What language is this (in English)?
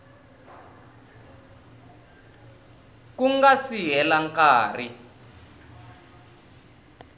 Tsonga